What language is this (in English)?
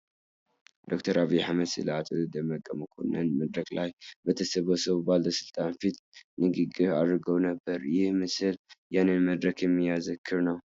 Tigrinya